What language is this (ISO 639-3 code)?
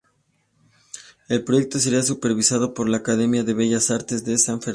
spa